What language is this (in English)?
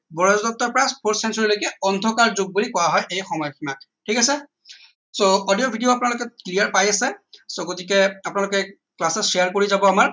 Assamese